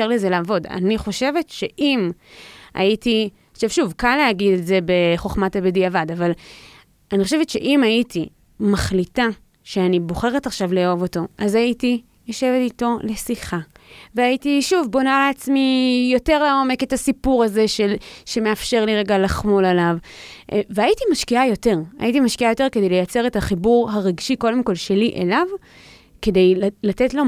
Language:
Hebrew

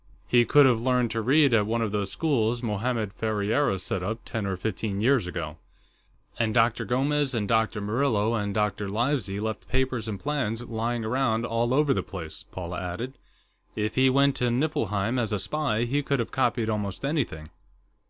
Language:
English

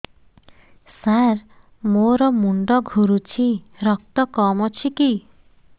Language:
Odia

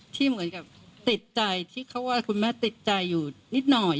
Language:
Thai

